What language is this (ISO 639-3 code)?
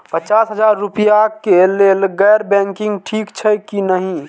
mai